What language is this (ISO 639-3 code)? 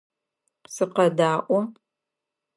ady